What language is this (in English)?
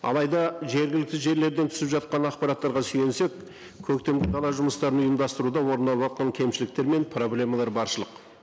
Kazakh